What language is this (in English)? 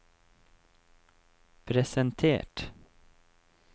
Norwegian